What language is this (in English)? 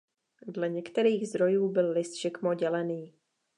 Czech